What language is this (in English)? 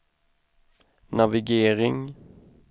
Swedish